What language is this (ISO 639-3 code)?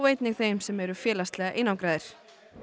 isl